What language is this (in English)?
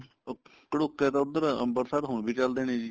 Punjabi